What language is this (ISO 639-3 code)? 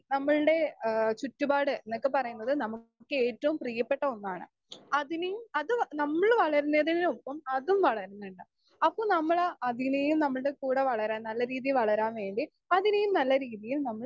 mal